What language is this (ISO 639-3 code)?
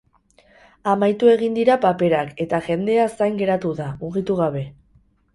eus